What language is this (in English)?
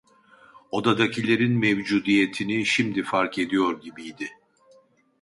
Turkish